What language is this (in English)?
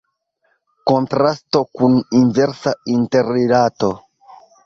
Esperanto